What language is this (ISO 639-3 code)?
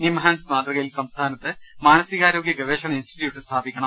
mal